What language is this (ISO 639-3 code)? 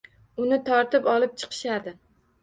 uzb